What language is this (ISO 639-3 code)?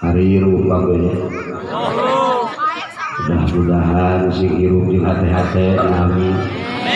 ind